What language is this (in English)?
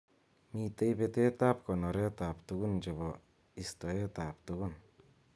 Kalenjin